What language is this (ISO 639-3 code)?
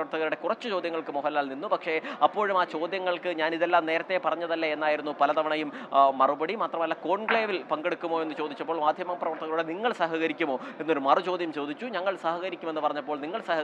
mal